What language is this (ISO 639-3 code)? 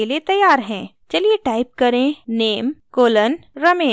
hin